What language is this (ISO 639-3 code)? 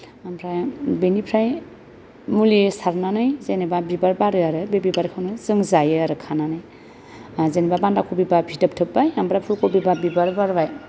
brx